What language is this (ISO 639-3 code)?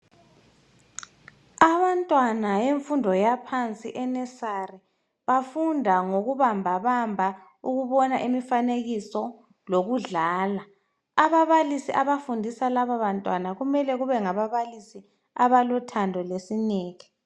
nde